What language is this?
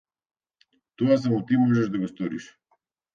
Macedonian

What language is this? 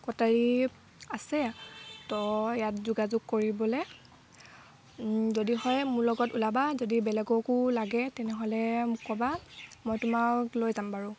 Assamese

